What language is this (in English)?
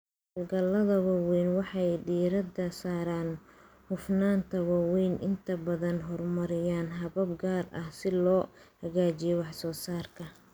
Somali